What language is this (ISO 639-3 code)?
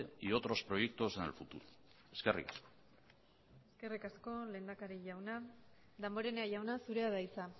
eus